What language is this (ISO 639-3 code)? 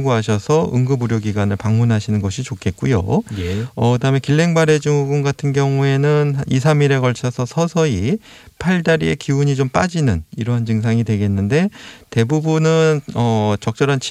kor